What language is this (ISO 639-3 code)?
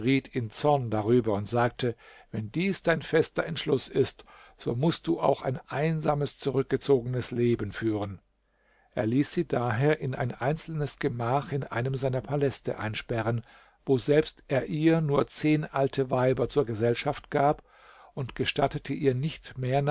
deu